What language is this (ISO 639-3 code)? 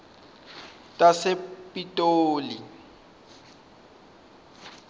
ssw